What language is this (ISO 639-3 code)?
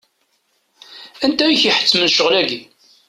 kab